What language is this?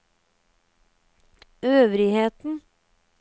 Norwegian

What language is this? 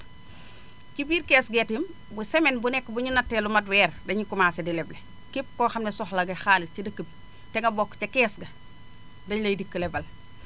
Wolof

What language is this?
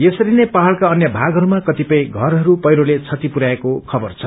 Nepali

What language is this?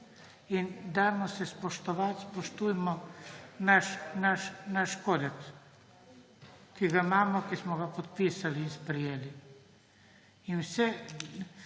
Slovenian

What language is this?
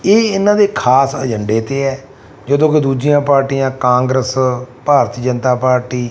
Punjabi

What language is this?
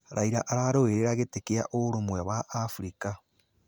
Kikuyu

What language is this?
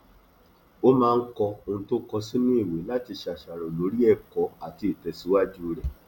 Yoruba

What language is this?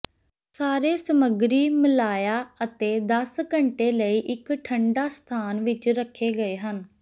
Punjabi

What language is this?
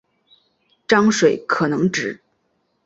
Chinese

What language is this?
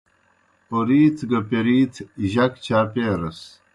Kohistani Shina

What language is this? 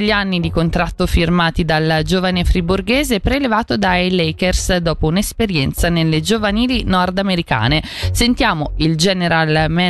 Italian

